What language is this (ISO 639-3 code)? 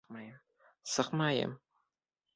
bak